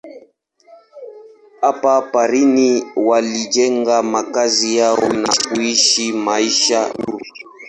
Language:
Swahili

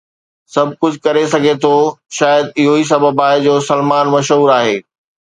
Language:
Sindhi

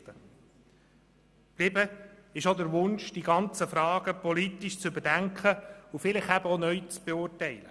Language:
Swiss German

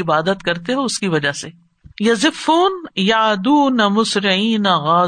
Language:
Urdu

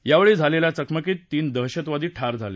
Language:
Marathi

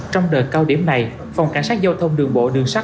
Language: Vietnamese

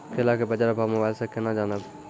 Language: Maithili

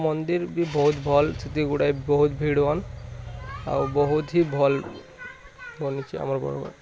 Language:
Odia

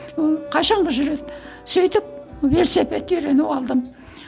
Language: Kazakh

